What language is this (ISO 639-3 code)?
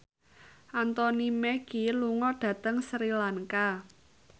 jav